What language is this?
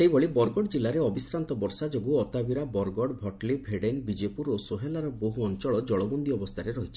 Odia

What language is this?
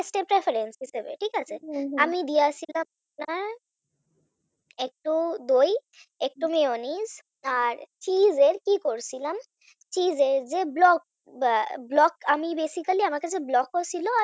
Bangla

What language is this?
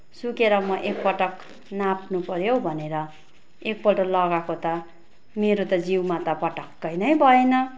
Nepali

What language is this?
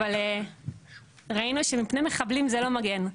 Hebrew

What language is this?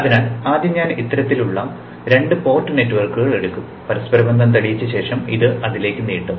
Malayalam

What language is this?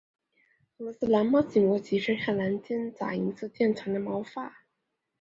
Chinese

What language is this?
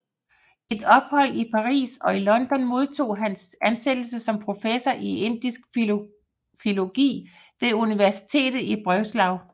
Danish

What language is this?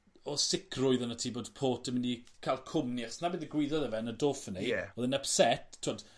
Welsh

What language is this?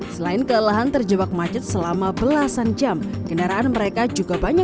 Indonesian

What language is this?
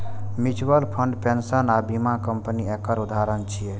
Maithili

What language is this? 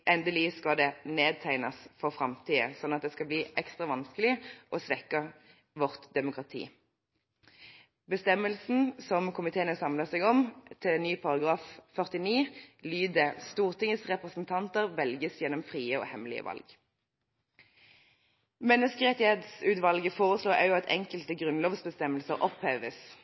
Norwegian Bokmål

